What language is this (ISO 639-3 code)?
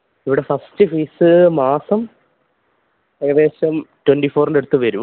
mal